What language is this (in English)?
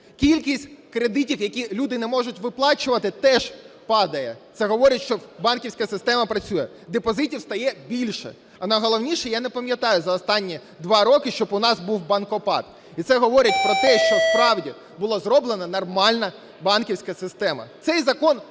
Ukrainian